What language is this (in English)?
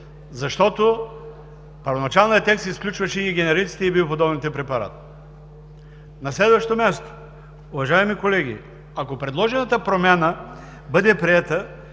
Bulgarian